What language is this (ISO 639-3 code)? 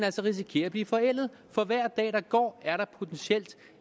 dan